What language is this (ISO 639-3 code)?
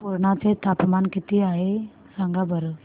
mar